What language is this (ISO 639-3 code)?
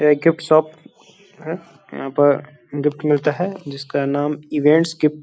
hin